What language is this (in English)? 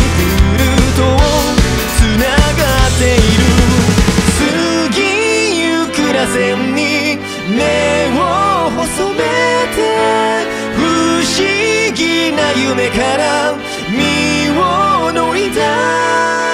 Korean